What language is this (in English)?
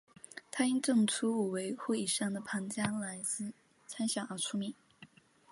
Chinese